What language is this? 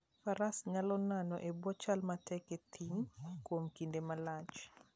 Luo (Kenya and Tanzania)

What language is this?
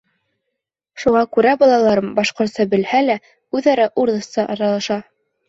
Bashkir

